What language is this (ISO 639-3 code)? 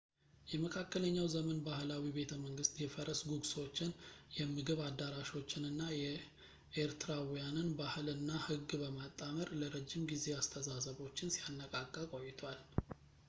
amh